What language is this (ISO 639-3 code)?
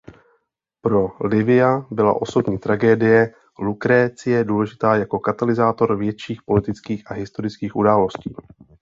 ces